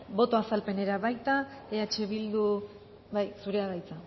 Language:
Basque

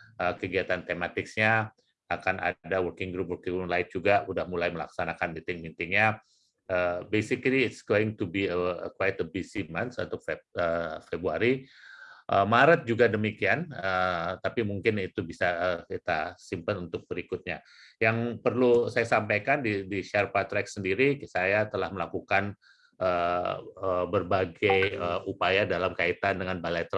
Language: Indonesian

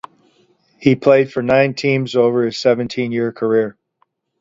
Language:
English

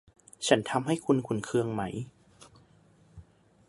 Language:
Thai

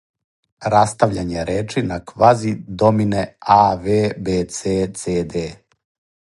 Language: Serbian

